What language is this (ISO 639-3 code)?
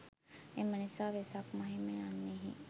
sin